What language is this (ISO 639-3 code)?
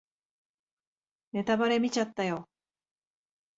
jpn